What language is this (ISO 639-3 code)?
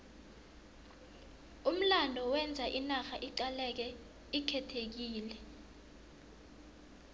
nbl